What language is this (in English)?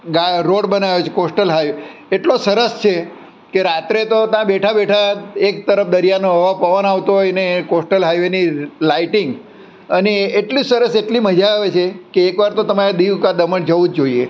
Gujarati